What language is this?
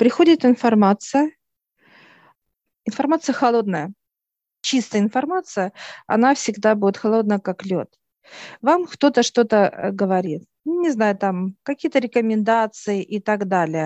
Russian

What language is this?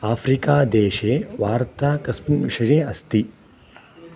Sanskrit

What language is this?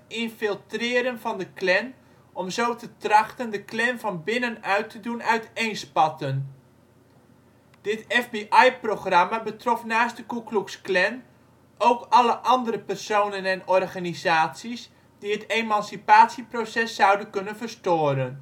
Dutch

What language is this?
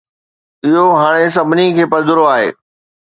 Sindhi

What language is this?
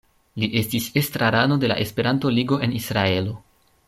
Esperanto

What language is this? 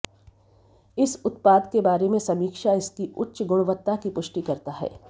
Hindi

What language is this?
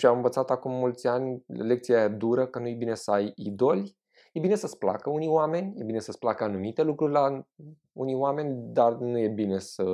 Romanian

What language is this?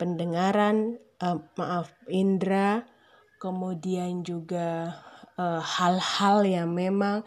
Indonesian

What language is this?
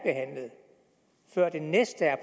Danish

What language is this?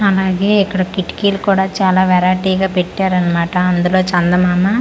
Telugu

